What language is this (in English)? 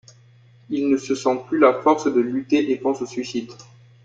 French